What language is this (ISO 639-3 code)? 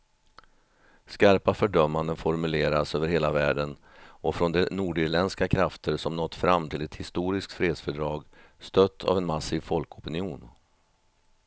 swe